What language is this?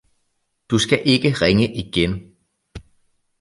Danish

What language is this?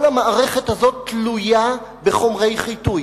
Hebrew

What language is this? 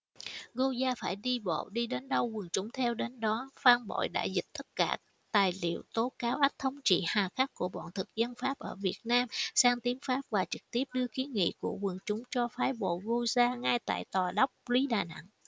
Vietnamese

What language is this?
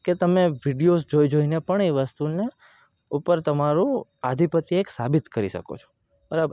Gujarati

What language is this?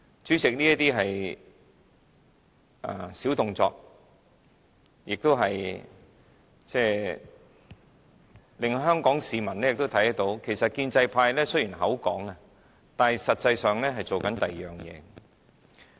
Cantonese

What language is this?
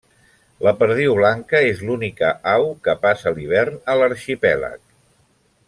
Catalan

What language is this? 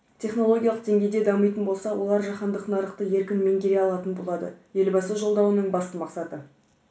Kazakh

